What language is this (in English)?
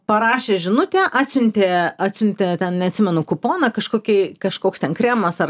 Lithuanian